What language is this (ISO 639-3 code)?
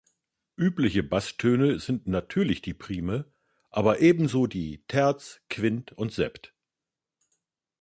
deu